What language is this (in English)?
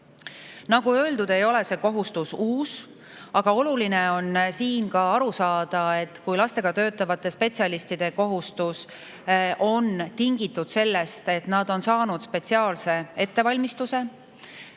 Estonian